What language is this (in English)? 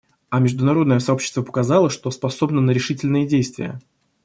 Russian